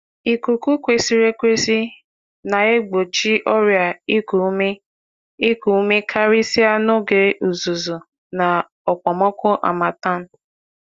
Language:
Igbo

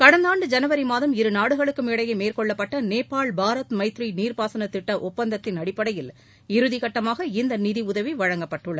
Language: Tamil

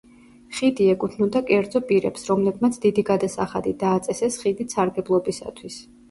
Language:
Georgian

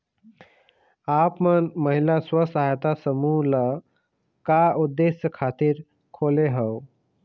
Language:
Chhattisgarhi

